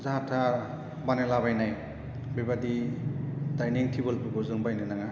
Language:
Bodo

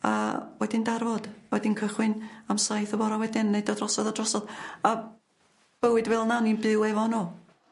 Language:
Welsh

